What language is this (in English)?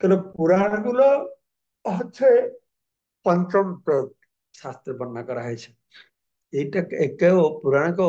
Bangla